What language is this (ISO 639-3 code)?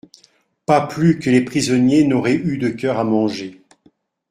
fra